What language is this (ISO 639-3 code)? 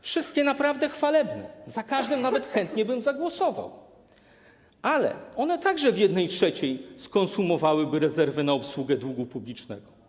pol